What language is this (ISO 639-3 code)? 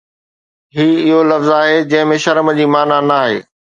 snd